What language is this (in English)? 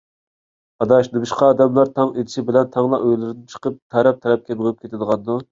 Uyghur